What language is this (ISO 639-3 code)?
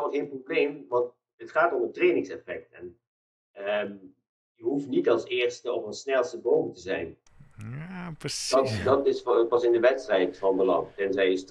nld